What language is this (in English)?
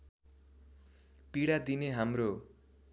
Nepali